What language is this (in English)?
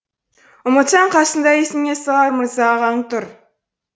Kazakh